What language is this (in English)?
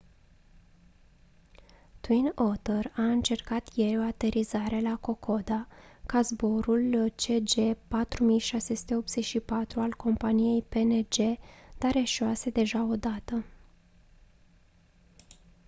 Romanian